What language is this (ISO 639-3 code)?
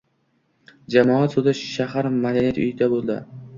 uzb